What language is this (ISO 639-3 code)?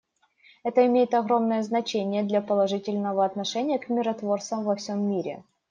rus